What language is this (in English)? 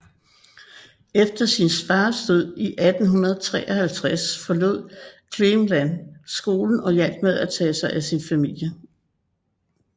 Danish